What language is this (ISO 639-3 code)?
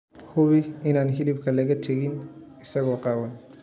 som